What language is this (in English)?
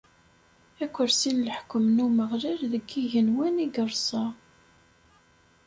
Kabyle